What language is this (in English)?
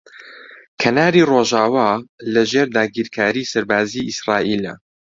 Central Kurdish